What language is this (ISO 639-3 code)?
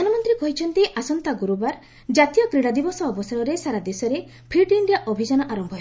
ori